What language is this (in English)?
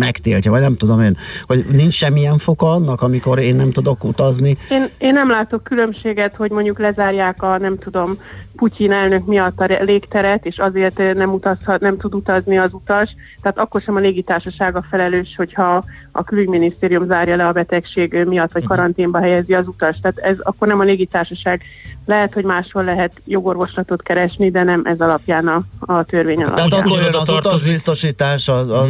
Hungarian